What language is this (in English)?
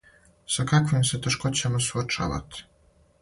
Serbian